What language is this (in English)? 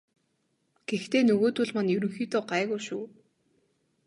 Mongolian